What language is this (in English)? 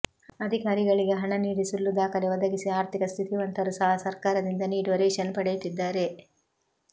Kannada